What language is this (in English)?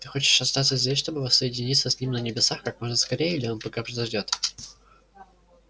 Russian